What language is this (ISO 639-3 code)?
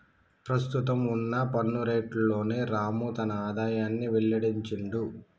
tel